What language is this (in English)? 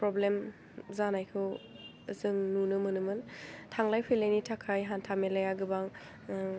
Bodo